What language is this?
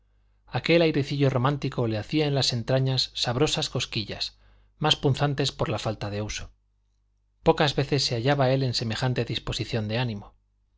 Spanish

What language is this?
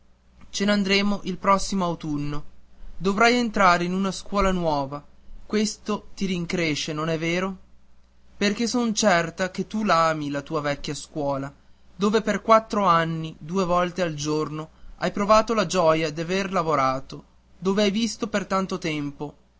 Italian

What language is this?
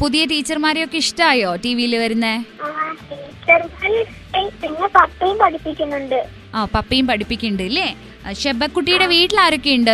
Malayalam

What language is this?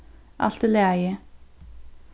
Faroese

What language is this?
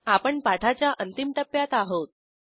Marathi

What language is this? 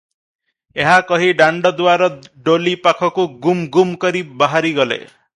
Odia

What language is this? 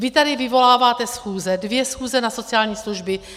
Czech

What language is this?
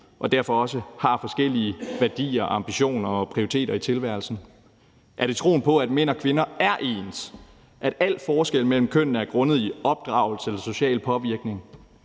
Danish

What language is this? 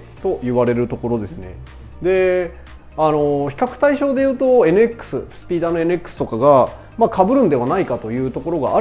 Japanese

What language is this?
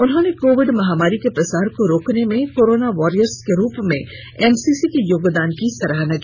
Hindi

